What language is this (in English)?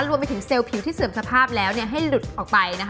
Thai